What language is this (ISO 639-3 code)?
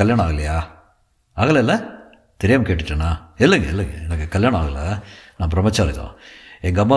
tam